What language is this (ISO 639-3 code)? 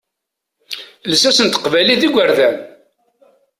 kab